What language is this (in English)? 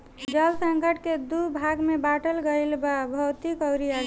Bhojpuri